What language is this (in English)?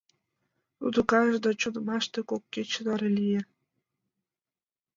Mari